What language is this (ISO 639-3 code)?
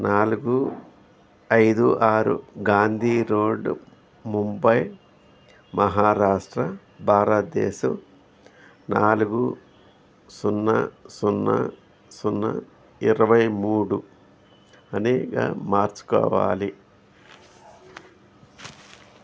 tel